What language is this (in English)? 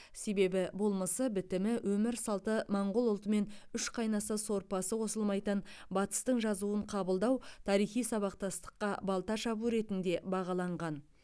Kazakh